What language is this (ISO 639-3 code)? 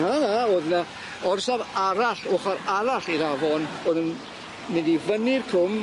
cym